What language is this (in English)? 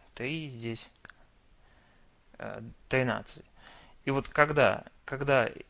Russian